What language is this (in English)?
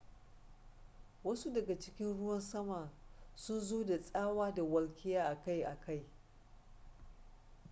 Hausa